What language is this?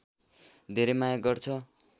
Nepali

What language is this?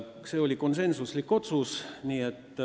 Estonian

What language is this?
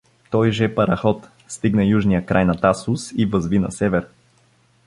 Bulgarian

